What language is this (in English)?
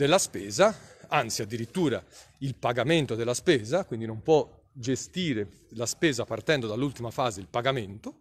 Italian